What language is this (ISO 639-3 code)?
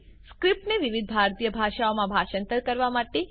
guj